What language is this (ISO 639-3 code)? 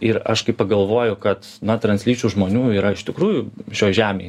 lit